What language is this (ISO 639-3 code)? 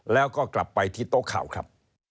tha